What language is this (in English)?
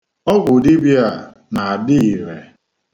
Igbo